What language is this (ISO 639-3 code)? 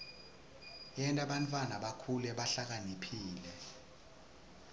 ssw